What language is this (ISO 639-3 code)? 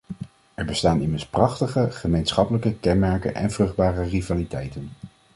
nld